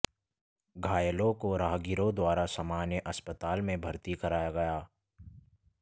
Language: Hindi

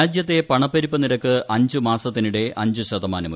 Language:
Malayalam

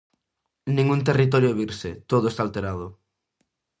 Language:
Galician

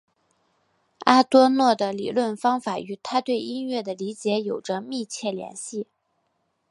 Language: Chinese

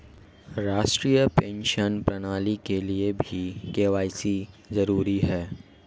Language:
Hindi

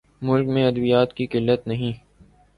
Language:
Urdu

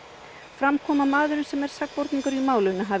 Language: Icelandic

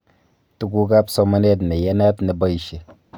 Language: Kalenjin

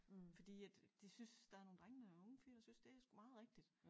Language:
Danish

